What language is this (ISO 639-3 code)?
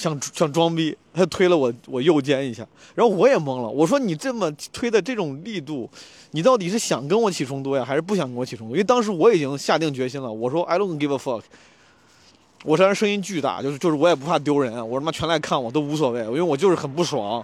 zho